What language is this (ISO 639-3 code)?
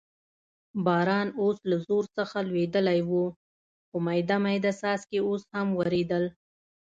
pus